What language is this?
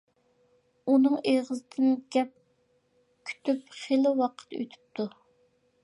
Uyghur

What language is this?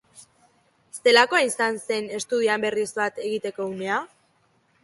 Basque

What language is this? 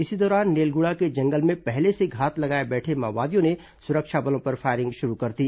Hindi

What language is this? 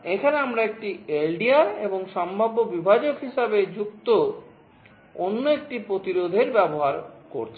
Bangla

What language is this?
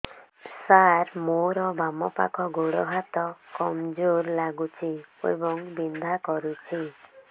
Odia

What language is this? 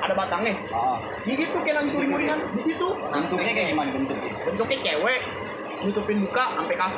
Indonesian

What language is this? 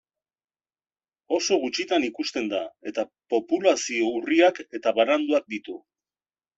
Basque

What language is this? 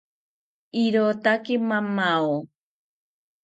South Ucayali Ashéninka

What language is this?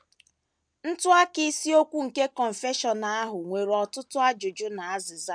Igbo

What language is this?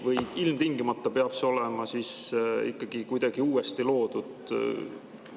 Estonian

